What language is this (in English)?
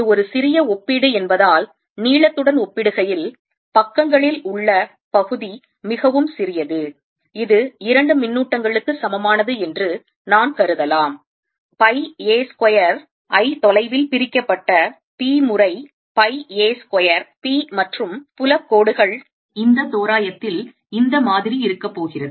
Tamil